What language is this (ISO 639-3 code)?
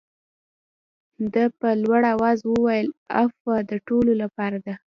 pus